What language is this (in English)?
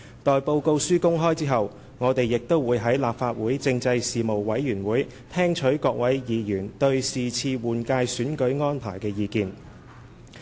Cantonese